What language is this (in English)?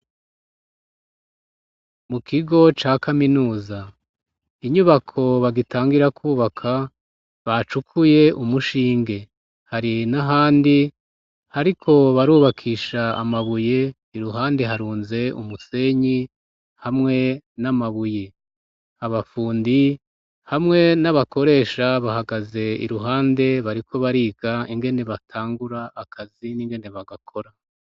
Rundi